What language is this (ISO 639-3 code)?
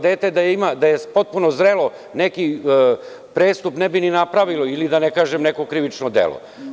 srp